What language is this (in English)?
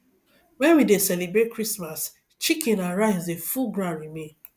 Nigerian Pidgin